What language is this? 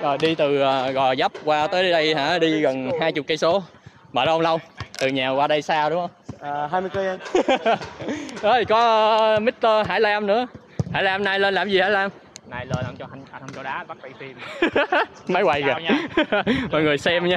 Vietnamese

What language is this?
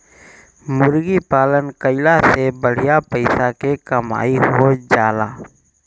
Bhojpuri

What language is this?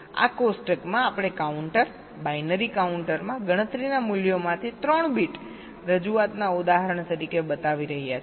Gujarati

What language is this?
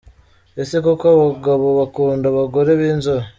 Kinyarwanda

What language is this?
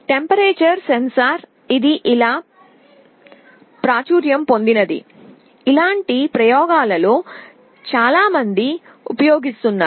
Telugu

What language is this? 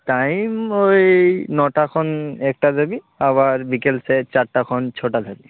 Santali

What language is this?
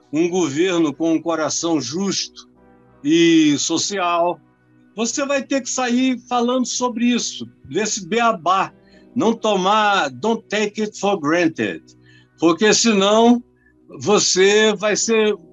Portuguese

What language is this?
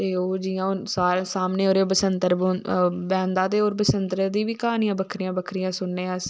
Dogri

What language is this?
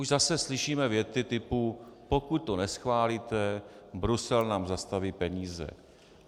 Czech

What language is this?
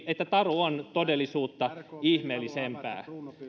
Finnish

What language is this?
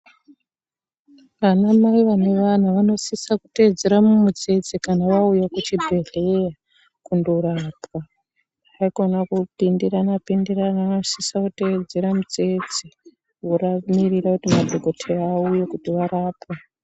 Ndau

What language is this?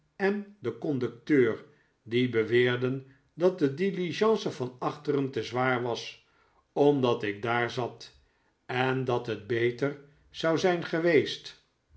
Dutch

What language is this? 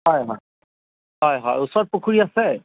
Assamese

